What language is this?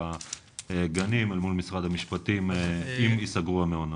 Hebrew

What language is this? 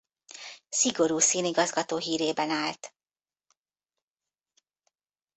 Hungarian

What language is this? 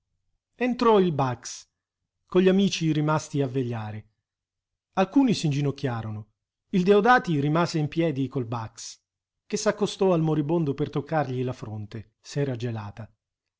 Italian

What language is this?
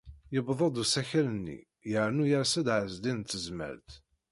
Kabyle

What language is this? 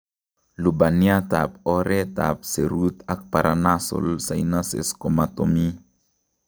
Kalenjin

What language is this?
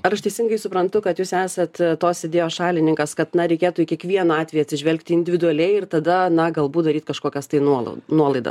Lithuanian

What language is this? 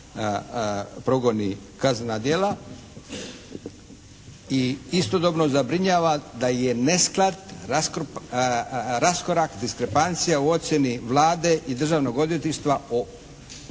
Croatian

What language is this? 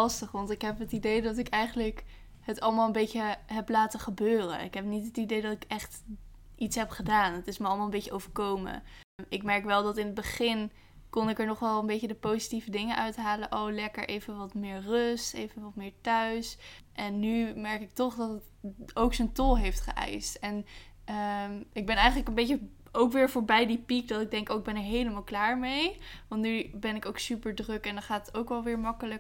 Dutch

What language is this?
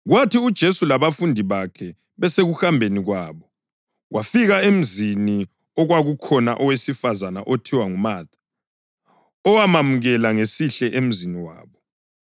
North Ndebele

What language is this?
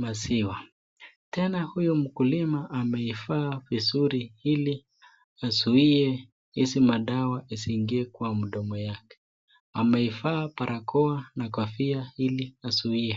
Swahili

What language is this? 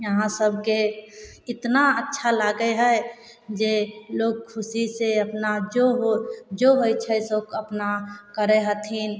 Maithili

